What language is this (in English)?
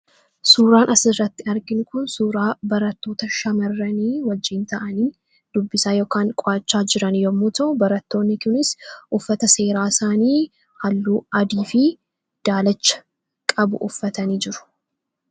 Oromo